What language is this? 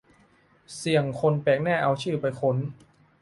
Thai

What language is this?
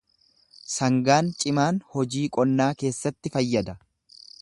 Oromo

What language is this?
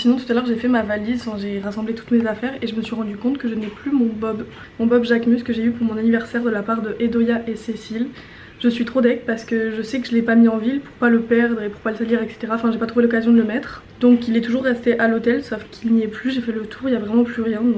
French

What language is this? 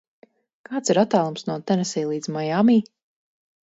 Latvian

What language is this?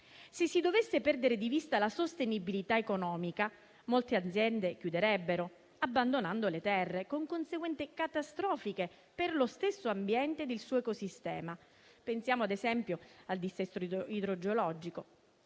Italian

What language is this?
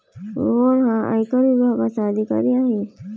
Marathi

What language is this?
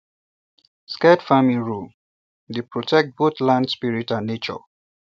Nigerian Pidgin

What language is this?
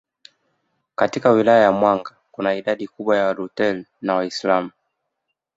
Swahili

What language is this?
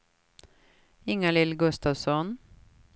Swedish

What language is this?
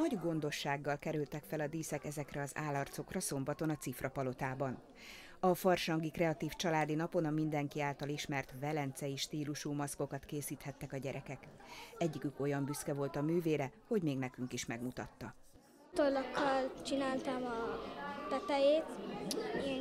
Hungarian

